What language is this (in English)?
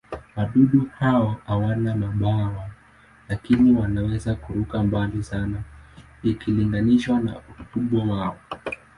Swahili